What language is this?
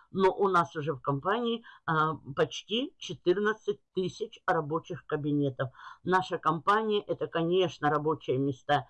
Russian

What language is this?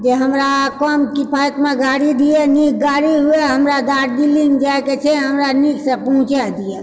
Maithili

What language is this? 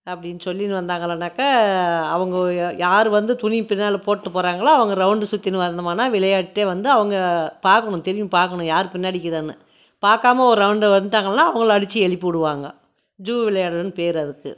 Tamil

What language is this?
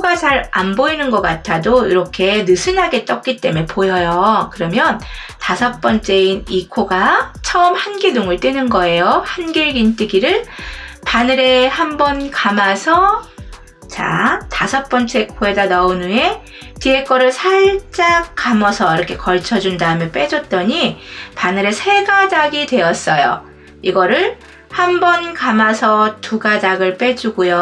Korean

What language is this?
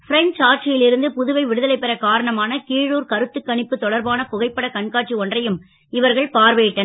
Tamil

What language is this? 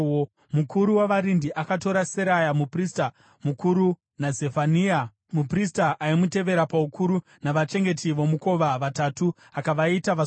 Shona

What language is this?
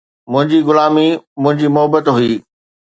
Sindhi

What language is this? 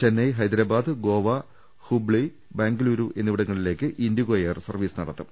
Malayalam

